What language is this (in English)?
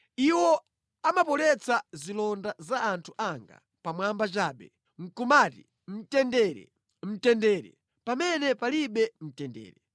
Nyanja